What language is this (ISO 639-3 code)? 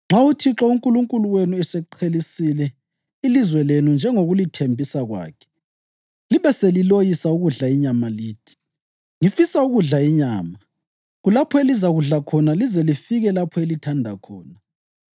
nde